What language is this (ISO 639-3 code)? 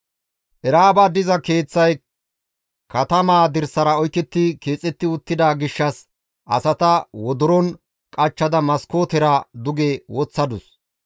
gmv